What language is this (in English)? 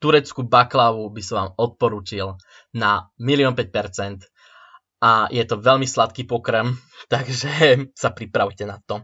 Slovak